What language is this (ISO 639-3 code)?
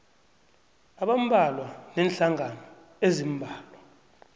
nbl